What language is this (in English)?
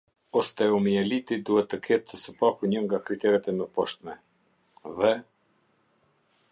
Albanian